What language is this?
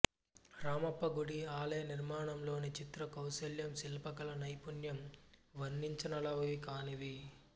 Telugu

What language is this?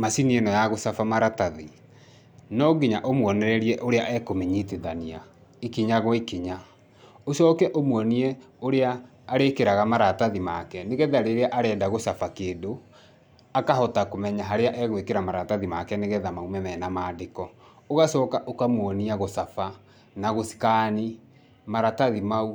Kikuyu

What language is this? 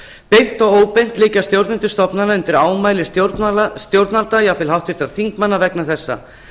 Icelandic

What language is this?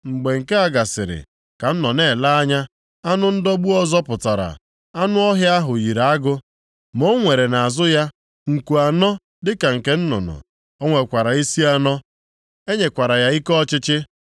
Igbo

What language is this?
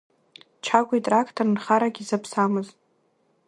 Abkhazian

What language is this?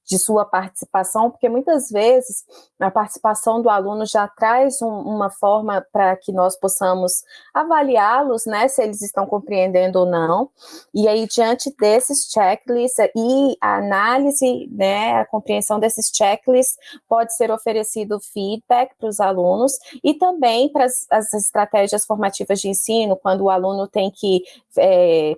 Portuguese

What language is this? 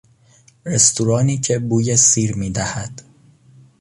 Persian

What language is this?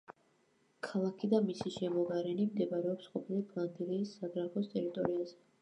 Georgian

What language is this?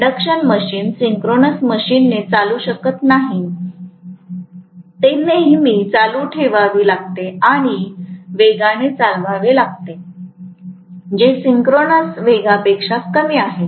Marathi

